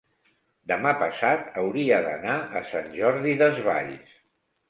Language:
Catalan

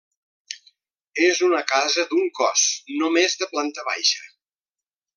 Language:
Catalan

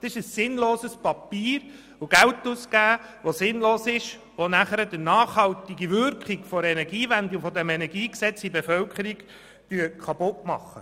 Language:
Swiss German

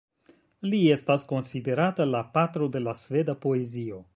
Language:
Esperanto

